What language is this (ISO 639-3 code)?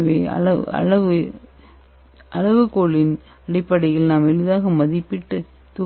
tam